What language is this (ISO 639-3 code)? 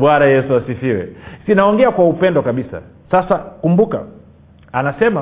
swa